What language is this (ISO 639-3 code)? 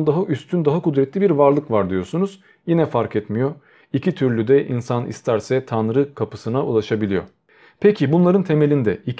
tur